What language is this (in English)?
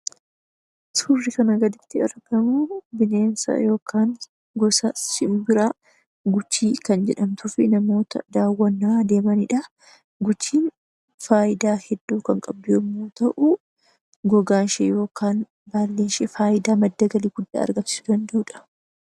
Oromo